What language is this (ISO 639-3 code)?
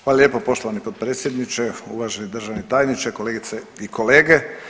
hrv